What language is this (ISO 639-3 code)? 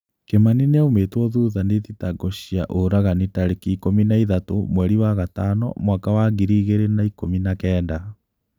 kik